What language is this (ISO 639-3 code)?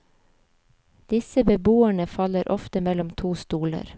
nor